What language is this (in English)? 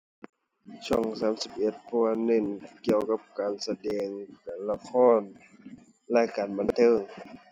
Thai